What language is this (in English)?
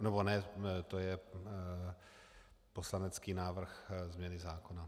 Czech